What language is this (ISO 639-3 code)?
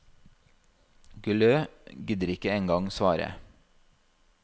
nor